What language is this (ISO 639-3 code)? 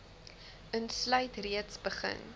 afr